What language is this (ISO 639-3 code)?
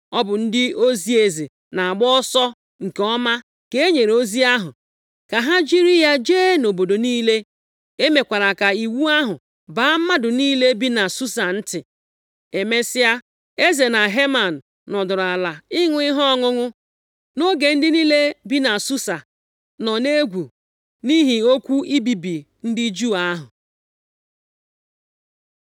ibo